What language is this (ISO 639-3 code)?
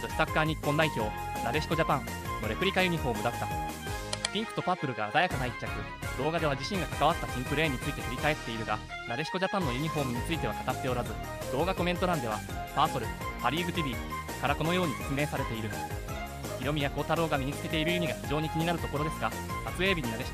jpn